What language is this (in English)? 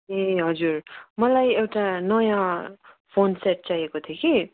Nepali